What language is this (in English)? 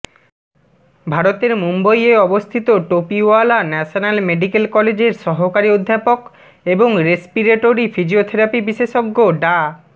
Bangla